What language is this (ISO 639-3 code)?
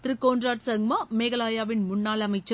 tam